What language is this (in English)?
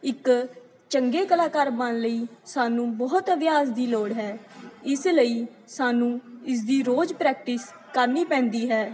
Punjabi